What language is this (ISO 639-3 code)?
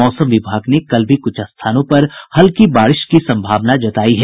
hin